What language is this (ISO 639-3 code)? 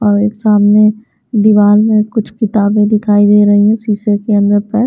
hin